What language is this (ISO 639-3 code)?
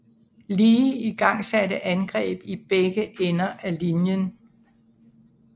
dan